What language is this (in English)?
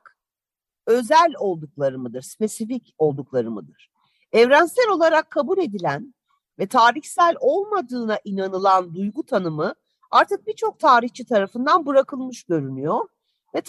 Turkish